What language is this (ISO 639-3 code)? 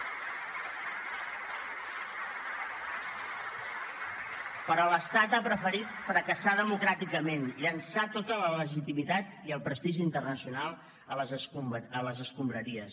cat